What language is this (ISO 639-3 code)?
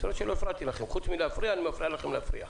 heb